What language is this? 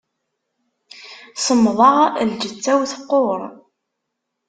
Kabyle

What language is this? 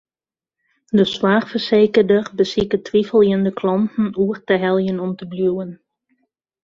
Western Frisian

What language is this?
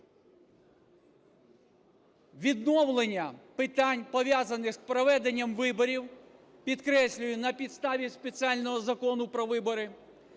Ukrainian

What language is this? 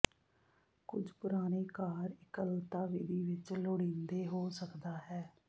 Punjabi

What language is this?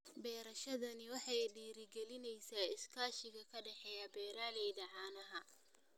Somali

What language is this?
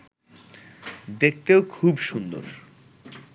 Bangla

